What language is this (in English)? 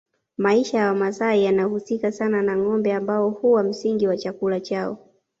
Swahili